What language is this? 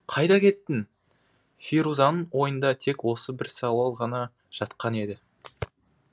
Kazakh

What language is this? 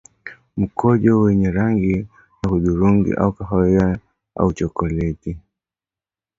Swahili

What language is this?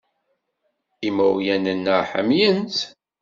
Kabyle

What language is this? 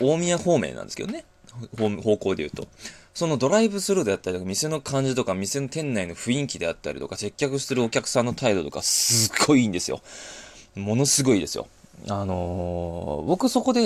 Japanese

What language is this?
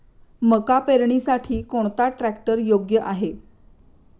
Marathi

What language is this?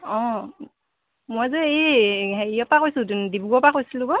Assamese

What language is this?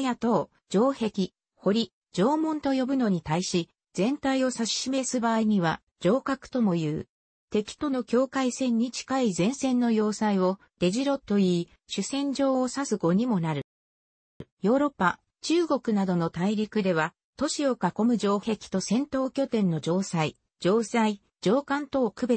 Japanese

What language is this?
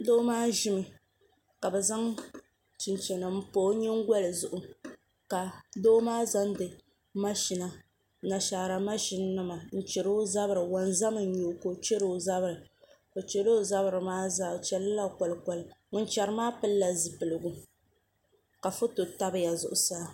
Dagbani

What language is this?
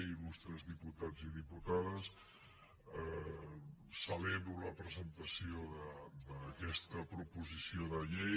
Catalan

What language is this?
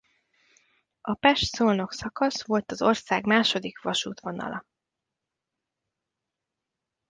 Hungarian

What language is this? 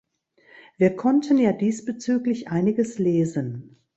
German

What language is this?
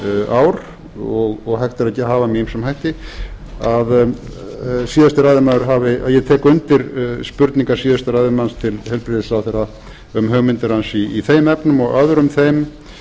Icelandic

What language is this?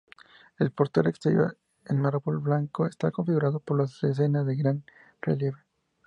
Spanish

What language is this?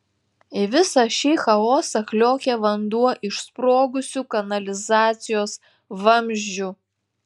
Lithuanian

